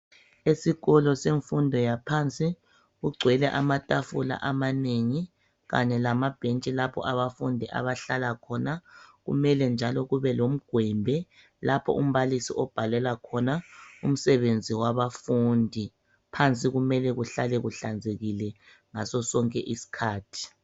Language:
North Ndebele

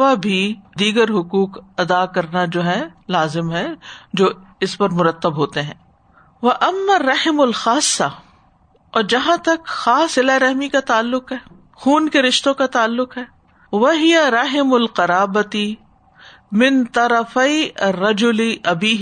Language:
Urdu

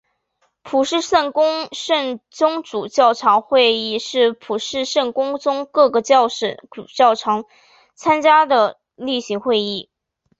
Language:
Chinese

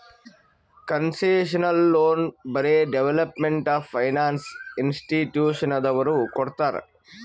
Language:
Kannada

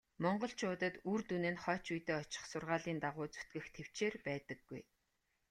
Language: Mongolian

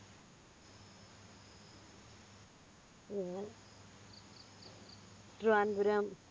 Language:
Malayalam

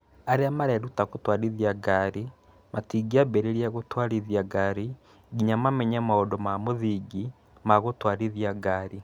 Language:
Kikuyu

